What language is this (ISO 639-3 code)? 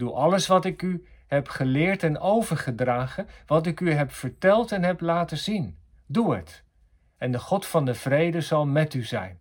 nld